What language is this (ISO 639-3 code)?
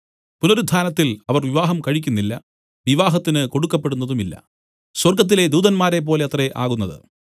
mal